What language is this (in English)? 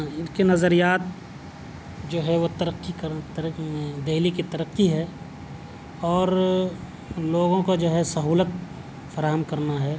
Urdu